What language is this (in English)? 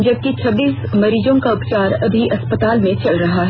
Hindi